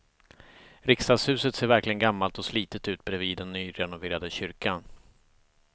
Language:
Swedish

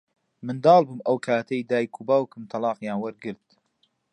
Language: Central Kurdish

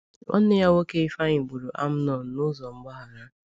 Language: Igbo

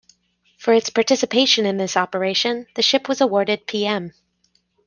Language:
English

